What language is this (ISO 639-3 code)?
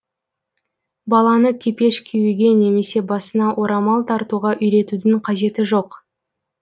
kaz